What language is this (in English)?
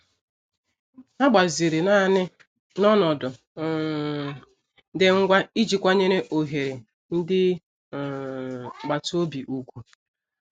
Igbo